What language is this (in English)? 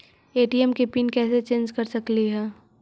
Magahi